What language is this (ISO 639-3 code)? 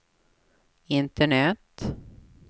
swe